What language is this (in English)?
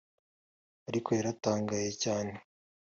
Kinyarwanda